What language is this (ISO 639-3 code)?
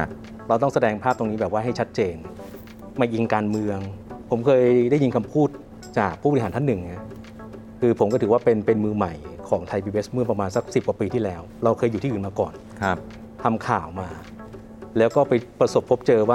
tha